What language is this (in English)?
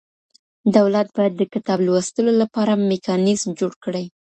Pashto